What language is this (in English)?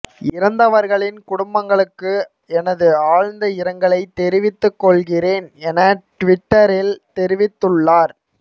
Tamil